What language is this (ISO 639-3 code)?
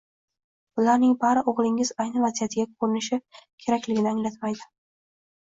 uzb